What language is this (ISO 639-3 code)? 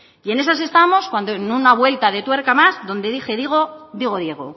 spa